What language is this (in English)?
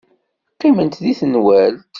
Kabyle